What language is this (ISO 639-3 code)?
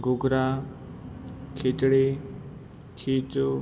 guj